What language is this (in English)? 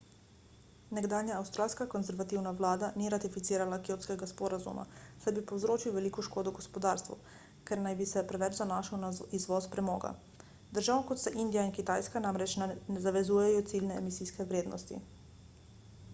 Slovenian